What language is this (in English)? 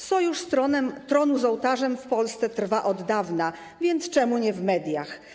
Polish